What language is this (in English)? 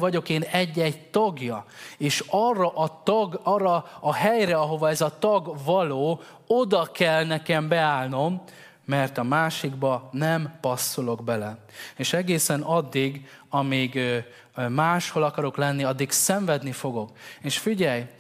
Hungarian